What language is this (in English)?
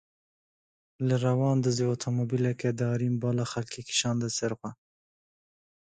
Kurdish